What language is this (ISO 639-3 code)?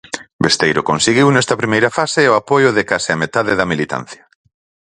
glg